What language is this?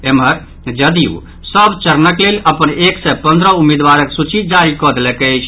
Maithili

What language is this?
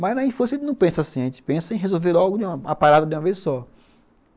Portuguese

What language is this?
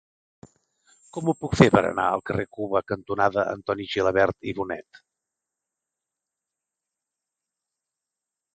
Catalan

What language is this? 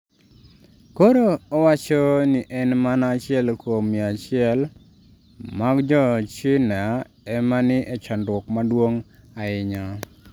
Luo (Kenya and Tanzania)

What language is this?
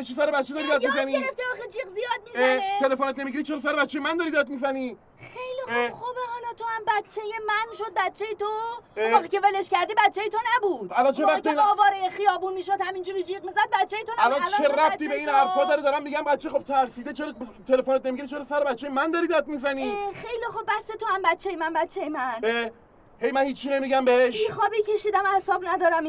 Persian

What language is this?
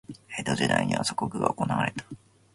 Japanese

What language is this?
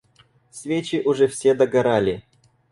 Russian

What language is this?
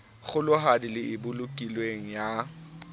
Southern Sotho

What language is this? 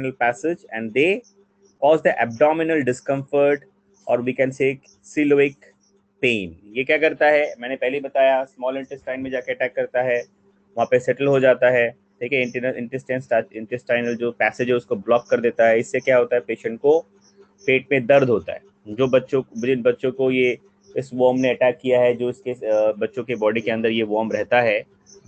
Hindi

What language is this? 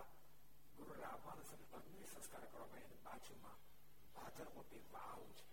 Gujarati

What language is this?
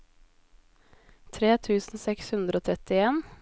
Norwegian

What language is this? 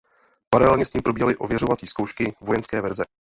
Czech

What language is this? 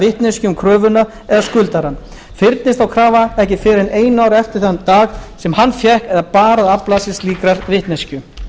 Icelandic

